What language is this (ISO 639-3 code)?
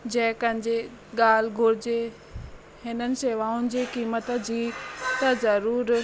snd